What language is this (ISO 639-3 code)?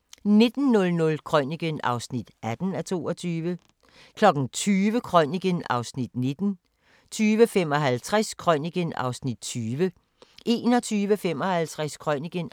dan